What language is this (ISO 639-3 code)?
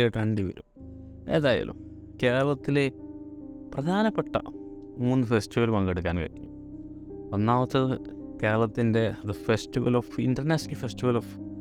mal